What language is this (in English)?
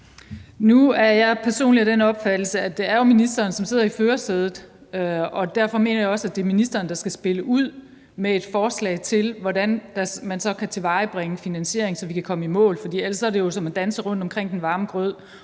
Danish